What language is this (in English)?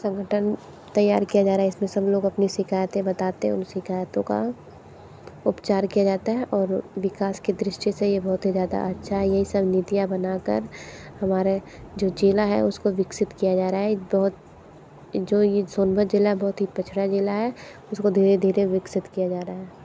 Hindi